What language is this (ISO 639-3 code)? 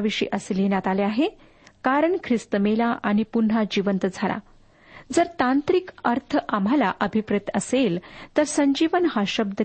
mar